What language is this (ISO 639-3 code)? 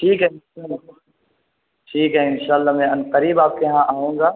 urd